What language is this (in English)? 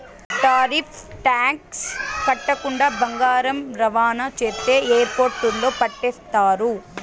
Telugu